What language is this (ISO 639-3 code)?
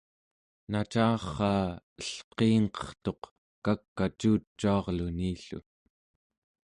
esu